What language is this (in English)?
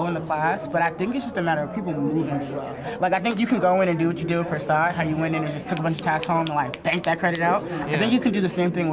English